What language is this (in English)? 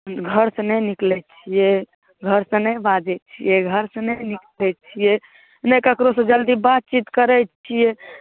Maithili